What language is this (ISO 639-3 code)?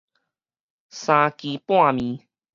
nan